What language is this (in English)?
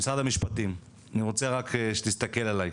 Hebrew